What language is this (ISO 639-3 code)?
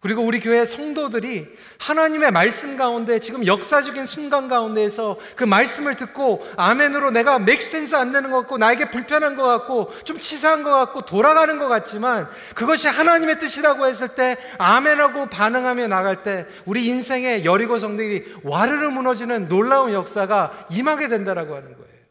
kor